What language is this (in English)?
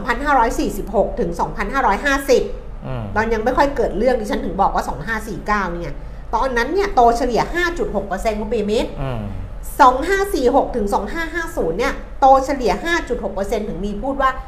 Thai